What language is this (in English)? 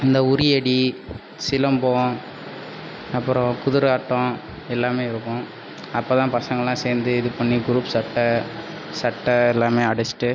Tamil